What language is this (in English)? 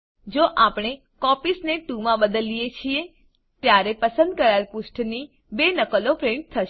Gujarati